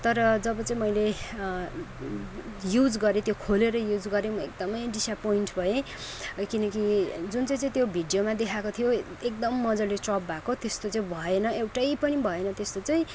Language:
Nepali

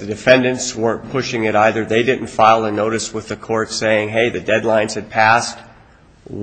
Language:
English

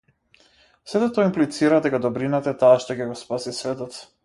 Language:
Macedonian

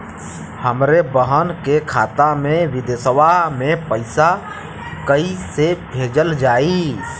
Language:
Bhojpuri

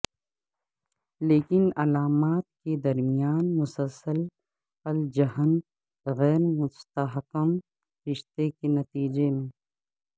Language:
Urdu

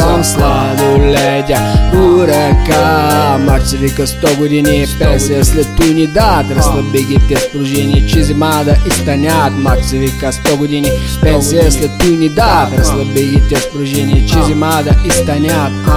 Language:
Bulgarian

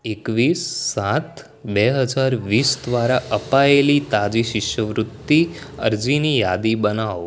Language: Gujarati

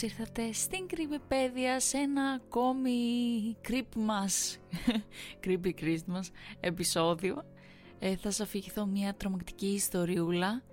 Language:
Greek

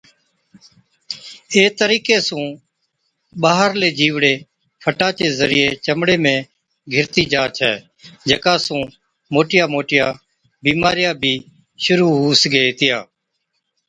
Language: Od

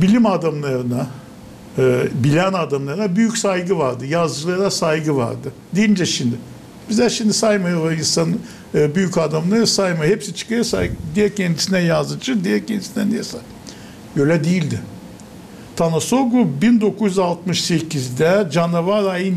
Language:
Turkish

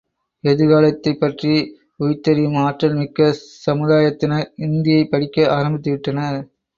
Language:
Tamil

